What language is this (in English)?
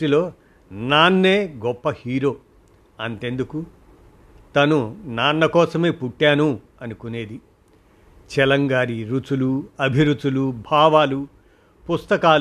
Telugu